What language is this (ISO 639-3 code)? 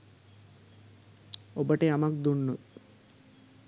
sin